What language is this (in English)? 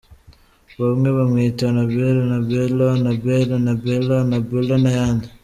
Kinyarwanda